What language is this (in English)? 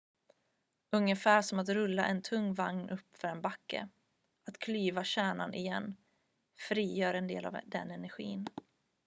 Swedish